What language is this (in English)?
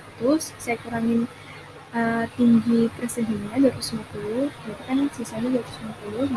Indonesian